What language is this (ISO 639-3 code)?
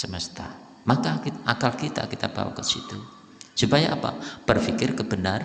ind